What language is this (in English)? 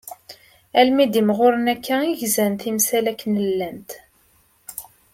Kabyle